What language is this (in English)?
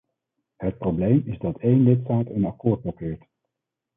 Dutch